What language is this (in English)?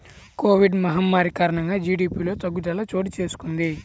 Telugu